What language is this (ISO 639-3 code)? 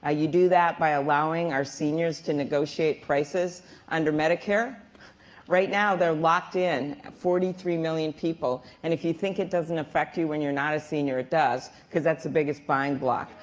eng